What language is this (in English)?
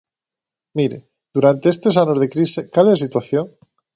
Galician